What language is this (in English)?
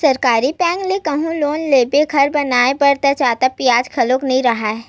Chhattisgarhi